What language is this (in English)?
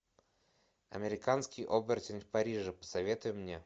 Russian